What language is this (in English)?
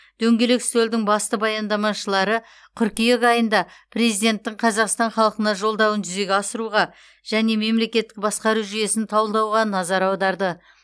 Kazakh